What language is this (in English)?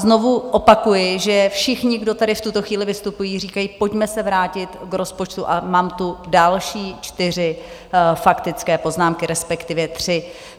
Czech